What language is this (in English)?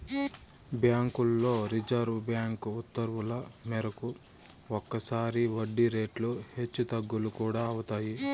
Telugu